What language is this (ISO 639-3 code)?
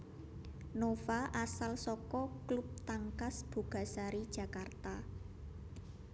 jav